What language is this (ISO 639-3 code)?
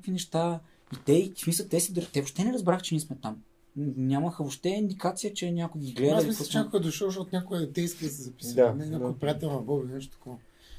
bul